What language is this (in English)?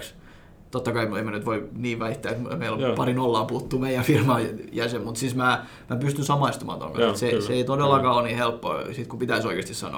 Finnish